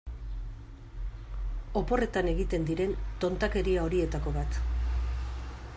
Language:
Basque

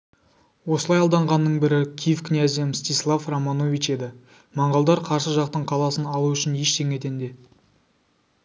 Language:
Kazakh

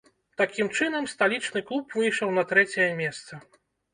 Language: Belarusian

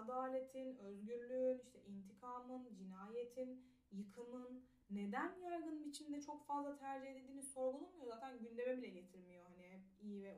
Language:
Turkish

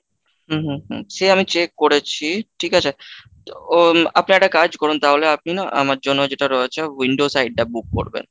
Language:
Bangla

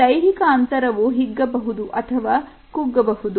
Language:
Kannada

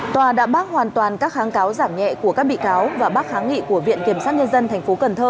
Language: Vietnamese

